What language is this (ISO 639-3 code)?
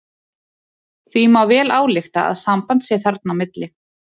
isl